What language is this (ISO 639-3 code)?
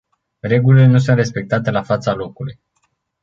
ron